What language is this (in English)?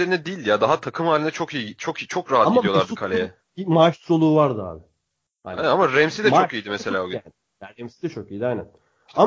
Turkish